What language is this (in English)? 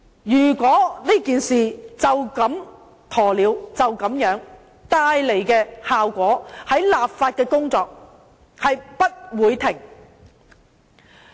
Cantonese